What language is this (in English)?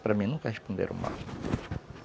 Portuguese